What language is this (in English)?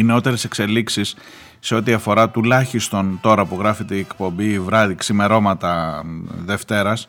Greek